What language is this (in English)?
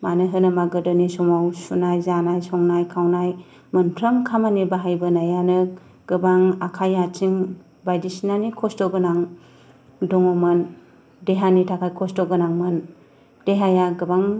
Bodo